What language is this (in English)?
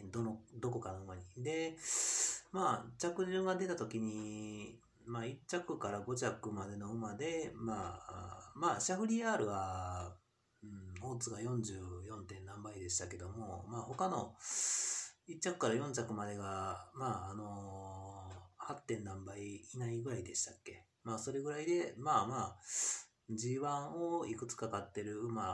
Japanese